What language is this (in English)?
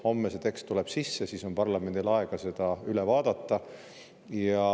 Estonian